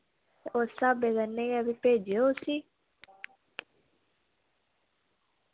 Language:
Dogri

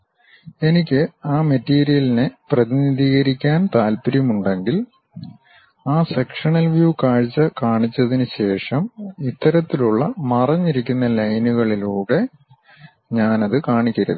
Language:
Malayalam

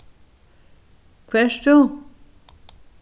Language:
Faroese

